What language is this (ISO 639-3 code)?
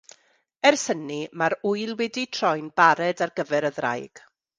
cym